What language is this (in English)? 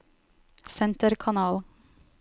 Norwegian